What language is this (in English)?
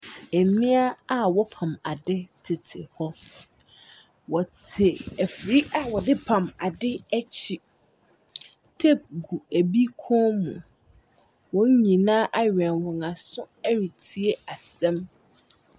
Akan